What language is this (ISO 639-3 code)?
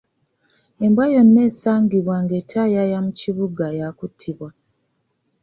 lug